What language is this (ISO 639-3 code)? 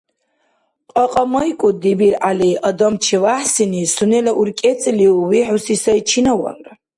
dar